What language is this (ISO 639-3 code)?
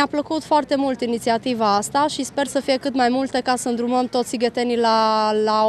ron